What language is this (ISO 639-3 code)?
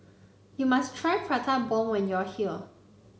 eng